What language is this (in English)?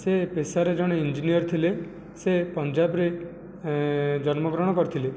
Odia